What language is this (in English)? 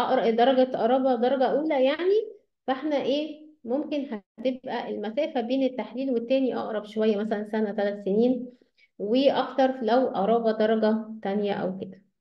Arabic